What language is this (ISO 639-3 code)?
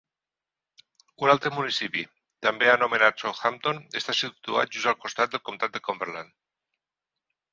cat